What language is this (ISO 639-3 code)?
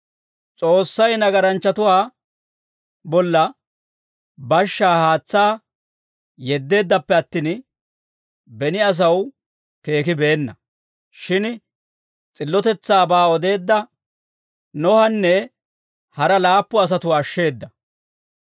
dwr